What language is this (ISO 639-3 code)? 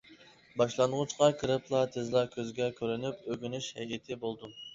uig